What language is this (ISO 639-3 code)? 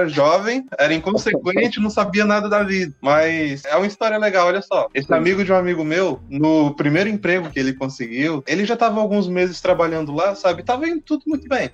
por